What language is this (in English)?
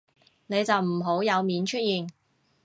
Cantonese